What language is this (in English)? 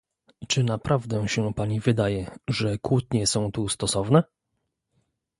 Polish